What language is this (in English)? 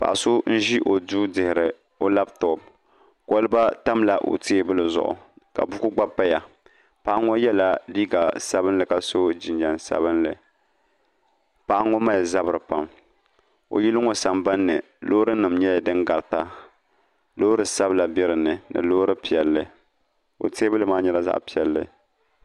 Dagbani